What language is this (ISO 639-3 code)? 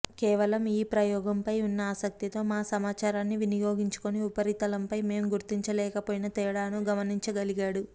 tel